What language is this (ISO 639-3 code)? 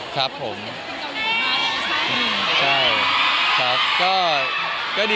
tha